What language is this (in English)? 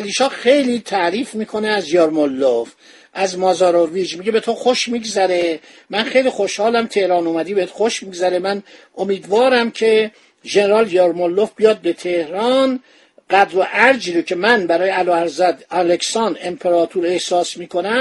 Persian